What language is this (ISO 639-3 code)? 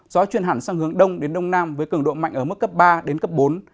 vie